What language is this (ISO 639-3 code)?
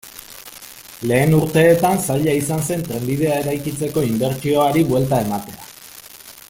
eus